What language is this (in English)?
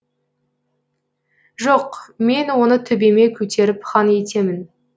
Kazakh